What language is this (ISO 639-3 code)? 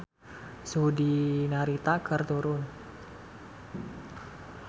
sun